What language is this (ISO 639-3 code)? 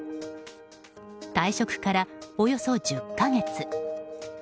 jpn